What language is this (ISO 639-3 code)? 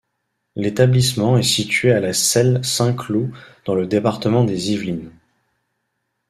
fra